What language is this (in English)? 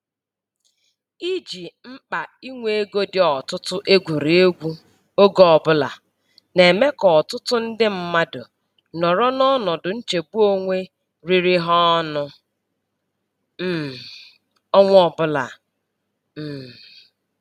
Igbo